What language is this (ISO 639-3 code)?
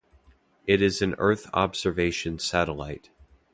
eng